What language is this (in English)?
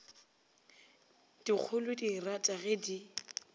Northern Sotho